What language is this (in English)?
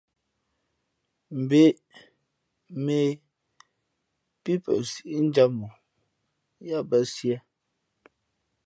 Fe'fe'